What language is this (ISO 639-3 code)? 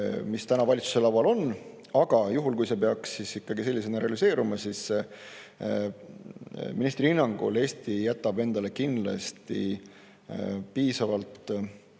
est